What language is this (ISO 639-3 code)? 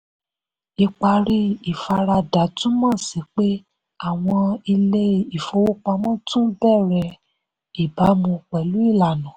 yor